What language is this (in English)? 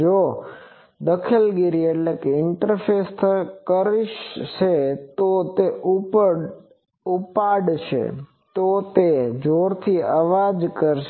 Gujarati